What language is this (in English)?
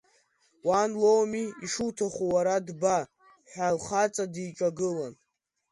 Abkhazian